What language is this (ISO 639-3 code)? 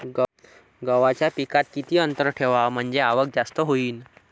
mar